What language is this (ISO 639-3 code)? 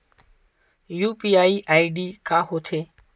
hne